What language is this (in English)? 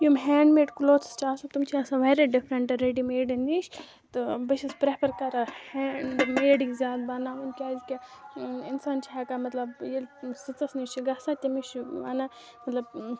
Kashmiri